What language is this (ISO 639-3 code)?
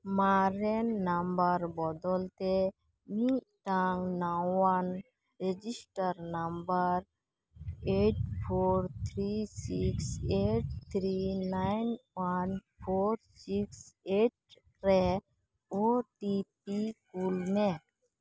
sat